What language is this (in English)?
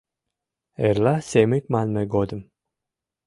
Mari